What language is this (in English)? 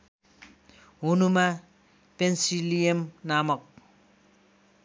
Nepali